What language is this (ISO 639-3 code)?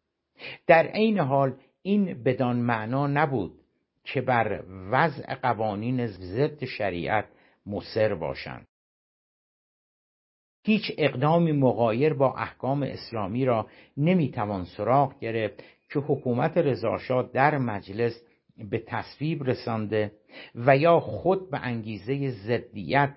fas